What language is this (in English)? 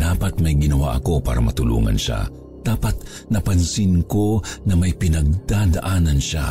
Filipino